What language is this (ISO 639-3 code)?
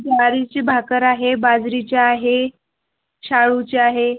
mar